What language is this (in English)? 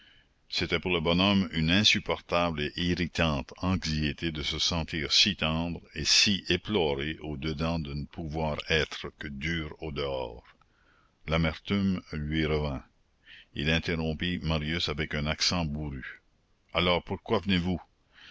French